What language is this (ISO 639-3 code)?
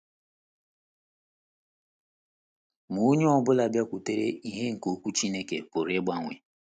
ibo